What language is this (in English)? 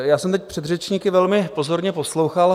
Czech